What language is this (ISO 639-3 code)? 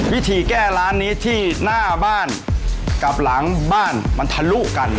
tha